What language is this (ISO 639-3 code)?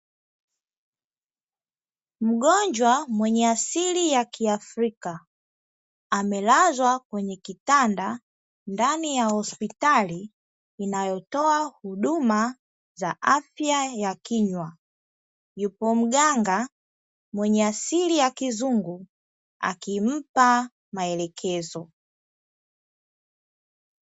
swa